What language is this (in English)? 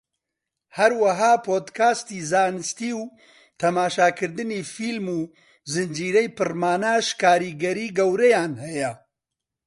Central Kurdish